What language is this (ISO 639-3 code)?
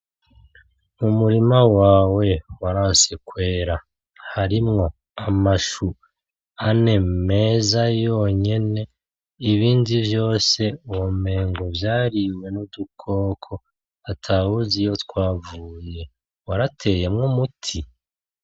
run